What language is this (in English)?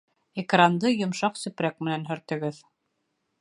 Bashkir